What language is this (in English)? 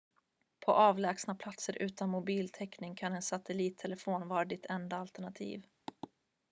Swedish